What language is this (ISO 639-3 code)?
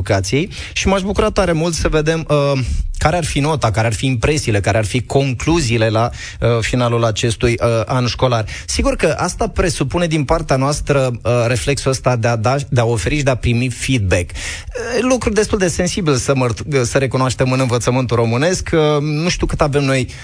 ron